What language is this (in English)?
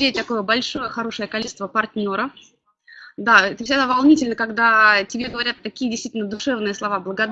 Russian